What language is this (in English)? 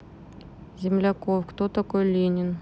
Russian